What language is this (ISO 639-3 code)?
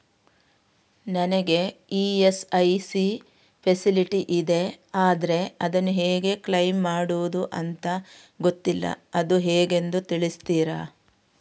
kan